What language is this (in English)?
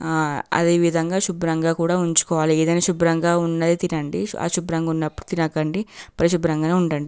Telugu